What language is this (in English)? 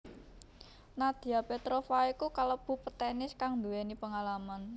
Javanese